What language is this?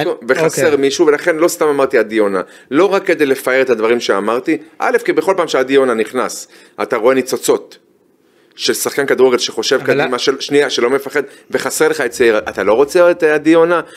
Hebrew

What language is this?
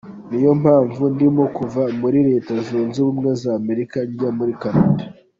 Kinyarwanda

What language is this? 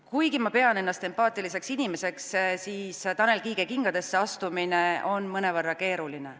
Estonian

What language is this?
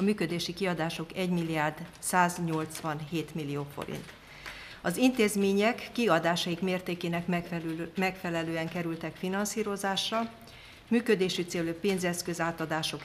Hungarian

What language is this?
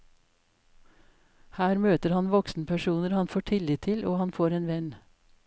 Norwegian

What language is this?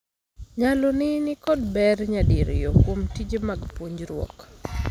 Luo (Kenya and Tanzania)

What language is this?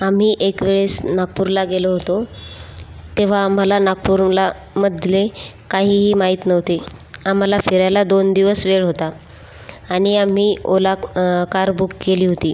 Marathi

